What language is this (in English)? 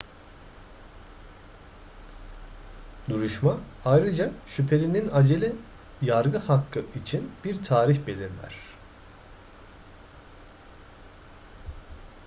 Turkish